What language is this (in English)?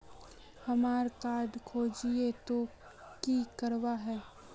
Magahi